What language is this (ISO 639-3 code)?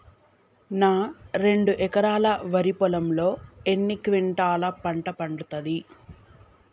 tel